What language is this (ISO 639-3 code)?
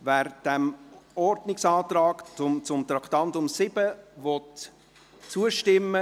gsw